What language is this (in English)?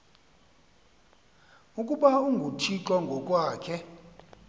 Xhosa